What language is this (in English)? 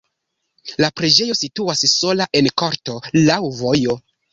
Esperanto